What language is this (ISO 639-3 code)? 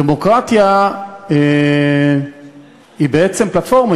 heb